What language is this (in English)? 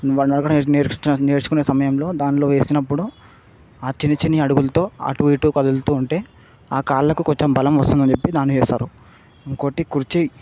Telugu